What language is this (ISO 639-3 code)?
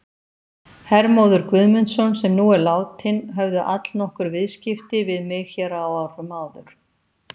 isl